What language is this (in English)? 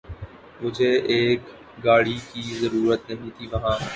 Urdu